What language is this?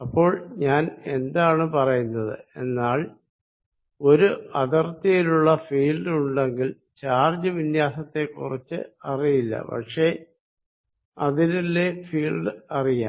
Malayalam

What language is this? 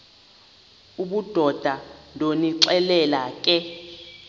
Xhosa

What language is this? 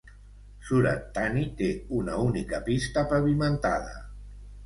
Catalan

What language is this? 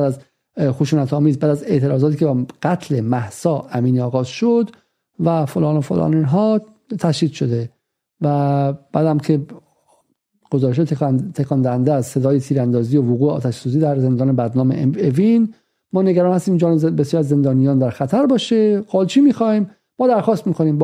Persian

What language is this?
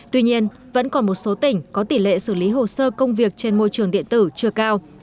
Vietnamese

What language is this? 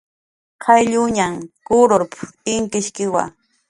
Jaqaru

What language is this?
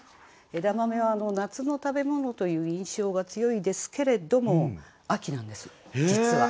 Japanese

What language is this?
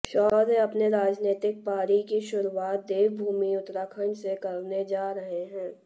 Hindi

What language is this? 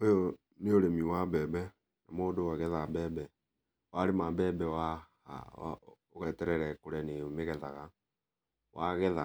Kikuyu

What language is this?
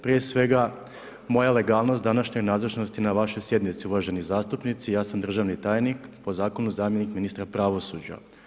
Croatian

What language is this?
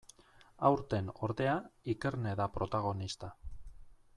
Basque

